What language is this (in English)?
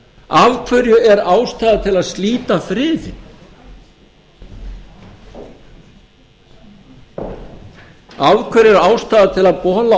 Icelandic